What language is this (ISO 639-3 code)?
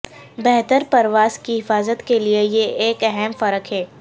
urd